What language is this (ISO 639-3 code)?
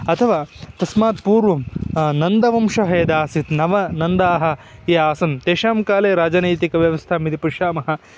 san